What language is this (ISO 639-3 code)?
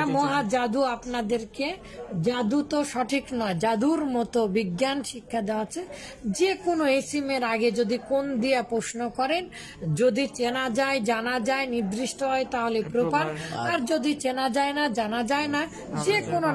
ron